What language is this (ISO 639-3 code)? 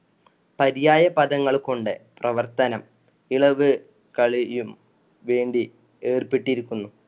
mal